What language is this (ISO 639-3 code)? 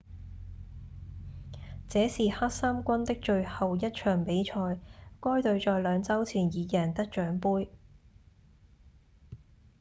yue